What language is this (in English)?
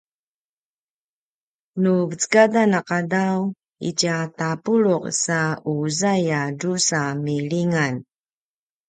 Paiwan